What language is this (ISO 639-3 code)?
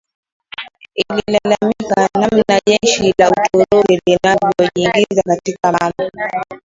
swa